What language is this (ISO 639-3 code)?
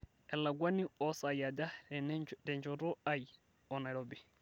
mas